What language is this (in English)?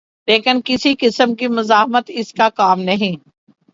Urdu